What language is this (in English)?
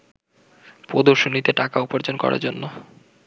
Bangla